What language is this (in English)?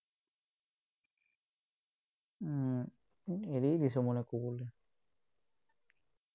Assamese